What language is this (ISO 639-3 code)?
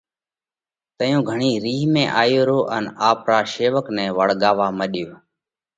kvx